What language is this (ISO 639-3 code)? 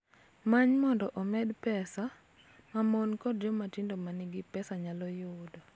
luo